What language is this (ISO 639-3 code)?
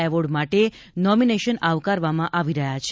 guj